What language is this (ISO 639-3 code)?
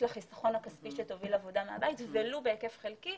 heb